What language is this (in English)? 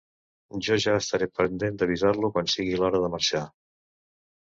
Catalan